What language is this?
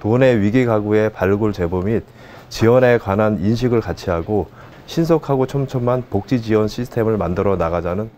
Korean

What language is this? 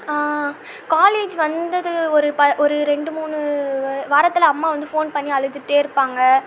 Tamil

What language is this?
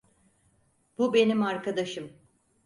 Turkish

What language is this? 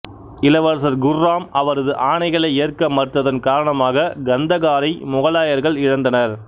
Tamil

